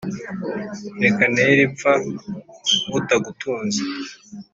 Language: Kinyarwanda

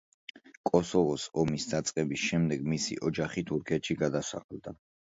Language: Georgian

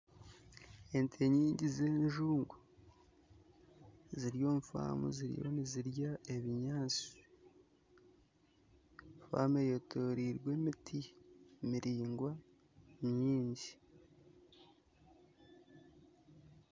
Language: Nyankole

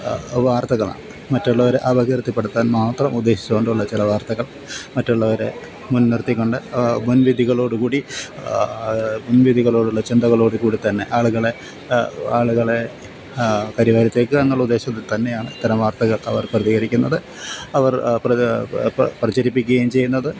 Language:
Malayalam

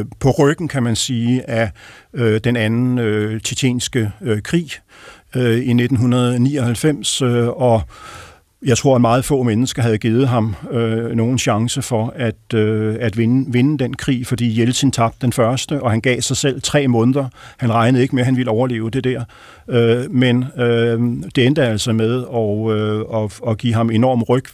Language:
Danish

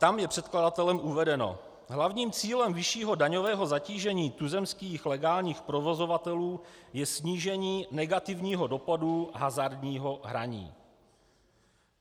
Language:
Czech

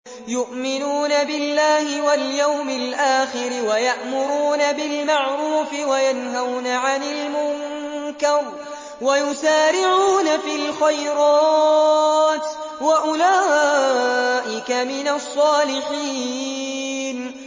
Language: Arabic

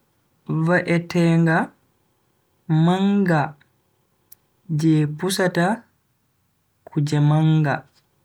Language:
Bagirmi Fulfulde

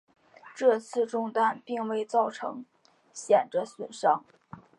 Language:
Chinese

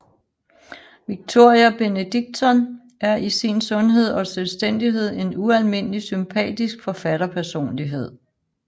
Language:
Danish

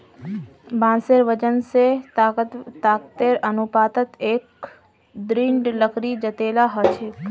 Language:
Magahi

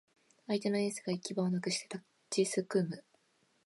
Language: Japanese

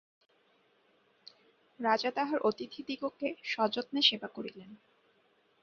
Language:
Bangla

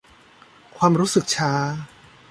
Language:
Thai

